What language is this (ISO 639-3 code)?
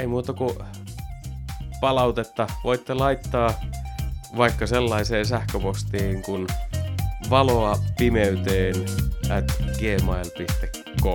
fin